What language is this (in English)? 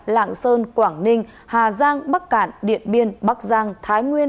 Vietnamese